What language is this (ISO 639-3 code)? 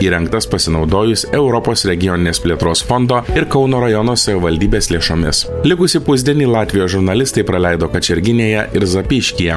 lit